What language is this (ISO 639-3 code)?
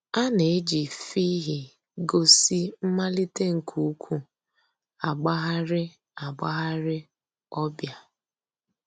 ibo